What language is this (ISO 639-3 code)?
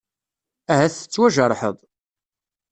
kab